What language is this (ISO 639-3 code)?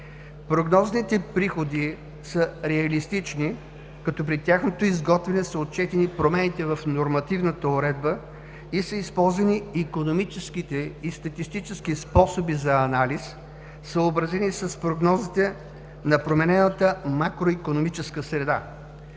bul